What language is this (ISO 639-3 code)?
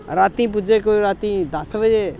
doi